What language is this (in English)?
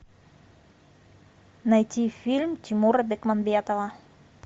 Russian